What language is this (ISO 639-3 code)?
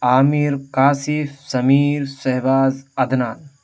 urd